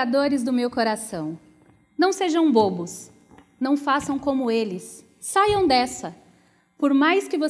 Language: Portuguese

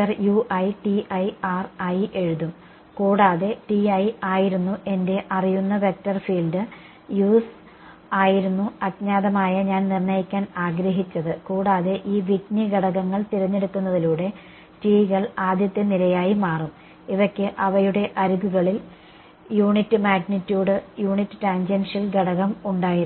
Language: Malayalam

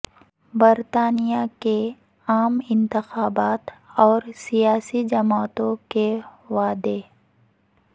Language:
Urdu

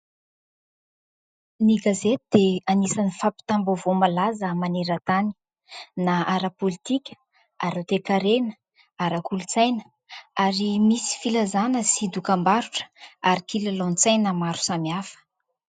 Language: Malagasy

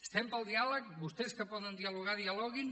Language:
Catalan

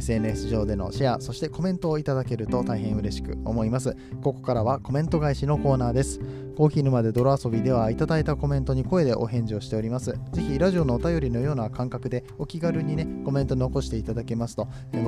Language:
Japanese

